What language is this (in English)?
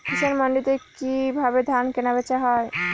Bangla